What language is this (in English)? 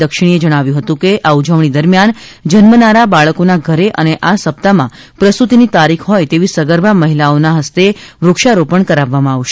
Gujarati